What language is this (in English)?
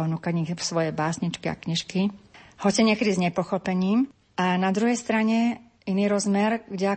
Slovak